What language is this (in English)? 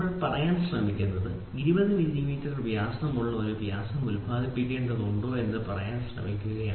Malayalam